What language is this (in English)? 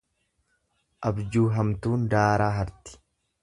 Oromo